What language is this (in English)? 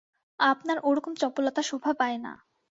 Bangla